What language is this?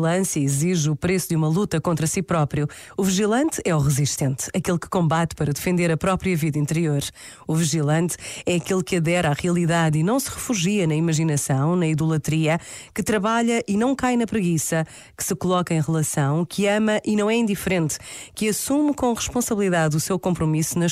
Portuguese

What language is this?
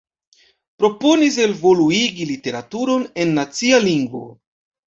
Esperanto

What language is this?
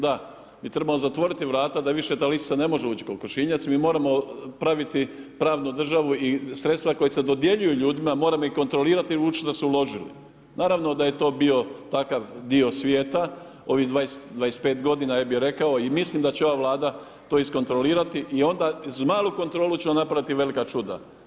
Croatian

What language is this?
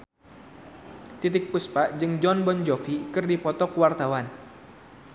Sundanese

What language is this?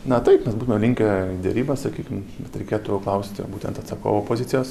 Lithuanian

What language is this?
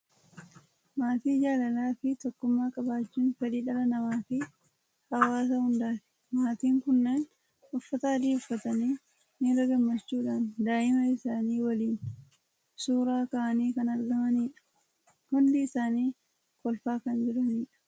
Oromo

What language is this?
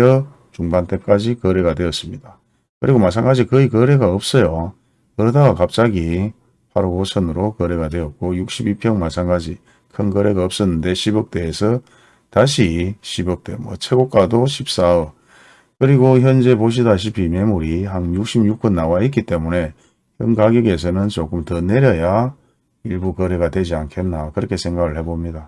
Korean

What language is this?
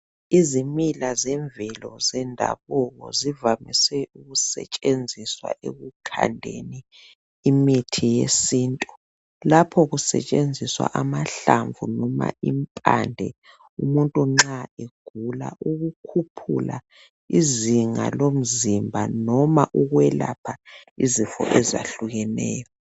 North Ndebele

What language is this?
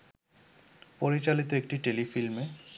Bangla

